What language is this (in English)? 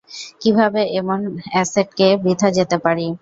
Bangla